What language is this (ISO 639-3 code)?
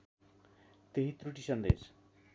nep